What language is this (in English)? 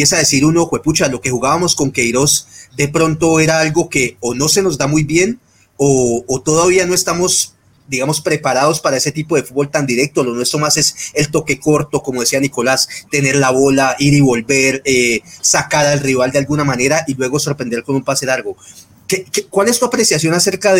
Spanish